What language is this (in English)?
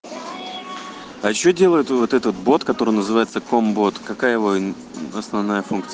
Russian